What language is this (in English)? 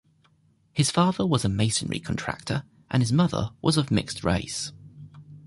English